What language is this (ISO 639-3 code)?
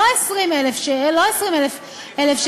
heb